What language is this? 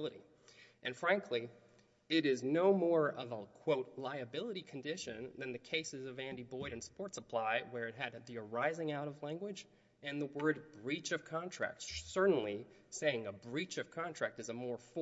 English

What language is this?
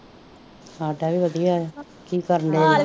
Punjabi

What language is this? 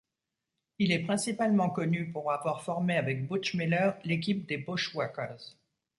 French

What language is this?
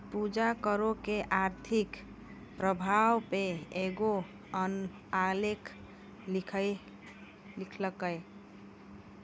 Maithili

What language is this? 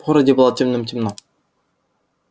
Russian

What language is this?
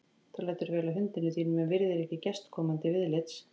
Icelandic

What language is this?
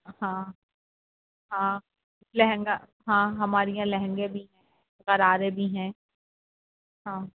Urdu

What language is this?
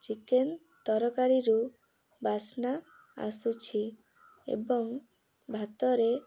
Odia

